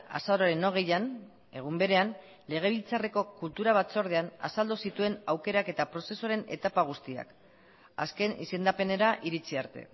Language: Basque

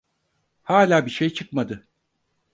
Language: Turkish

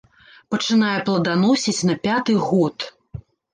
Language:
Belarusian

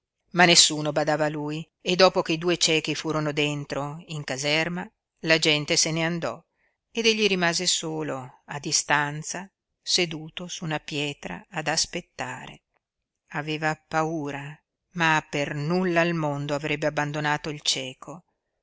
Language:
Italian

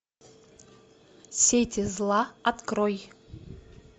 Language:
Russian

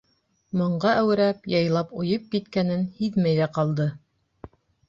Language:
Bashkir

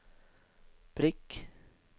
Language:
Norwegian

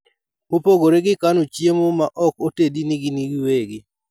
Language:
Luo (Kenya and Tanzania)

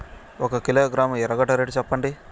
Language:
Telugu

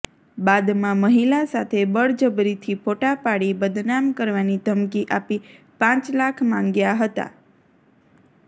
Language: Gujarati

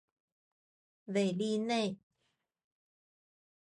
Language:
Chinese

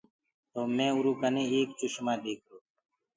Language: Gurgula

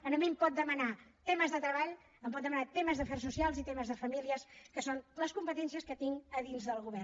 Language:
Catalan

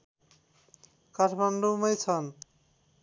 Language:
Nepali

